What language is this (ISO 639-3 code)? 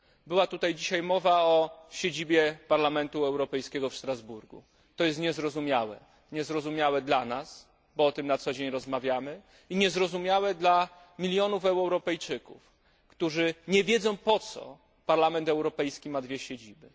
pol